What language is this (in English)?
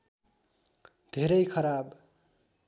Nepali